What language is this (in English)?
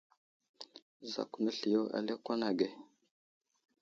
Wuzlam